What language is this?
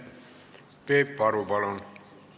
Estonian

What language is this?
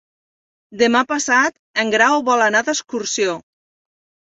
Catalan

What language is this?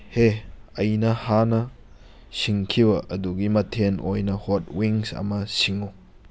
Manipuri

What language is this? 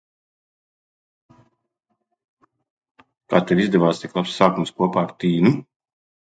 Latvian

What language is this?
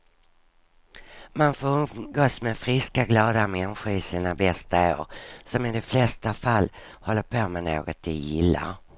Swedish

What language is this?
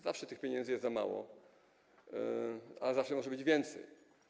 Polish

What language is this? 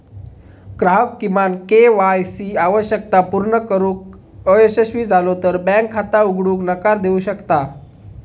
Marathi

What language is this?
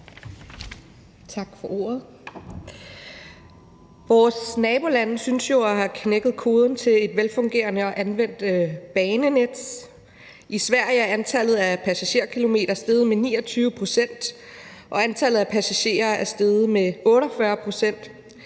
Danish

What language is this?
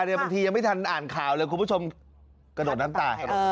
Thai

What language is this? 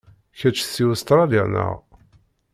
Kabyle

